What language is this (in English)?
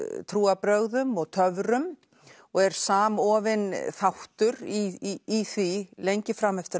Icelandic